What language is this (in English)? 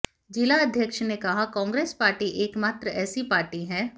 Hindi